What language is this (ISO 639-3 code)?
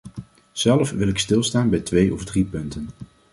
nld